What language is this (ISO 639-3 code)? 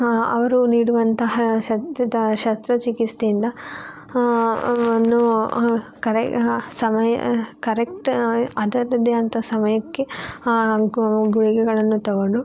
kan